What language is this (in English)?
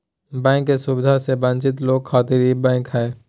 Magahi